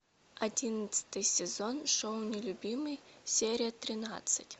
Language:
Russian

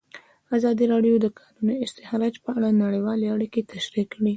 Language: Pashto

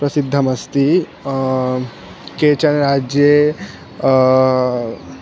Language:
Sanskrit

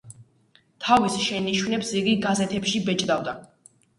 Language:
Georgian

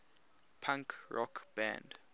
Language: English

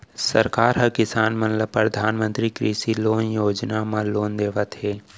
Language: Chhattisgarhi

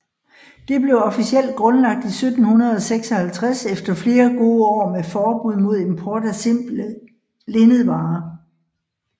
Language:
Danish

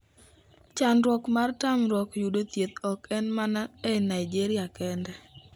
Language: Luo (Kenya and Tanzania)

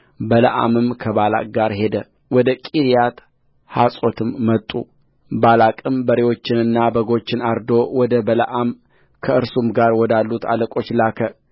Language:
Amharic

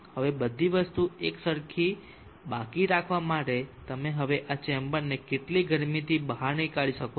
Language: Gujarati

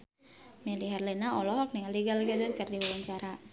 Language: Sundanese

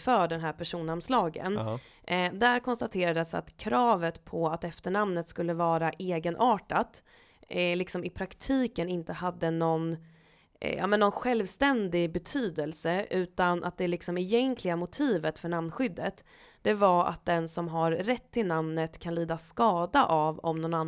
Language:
Swedish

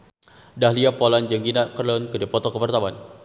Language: Sundanese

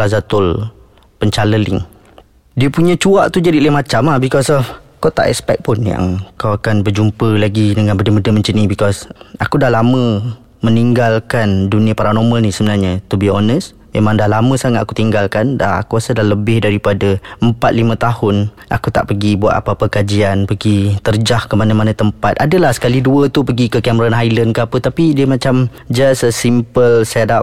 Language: Malay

